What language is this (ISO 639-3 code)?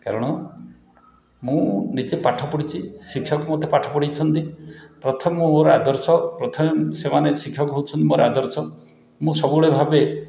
ori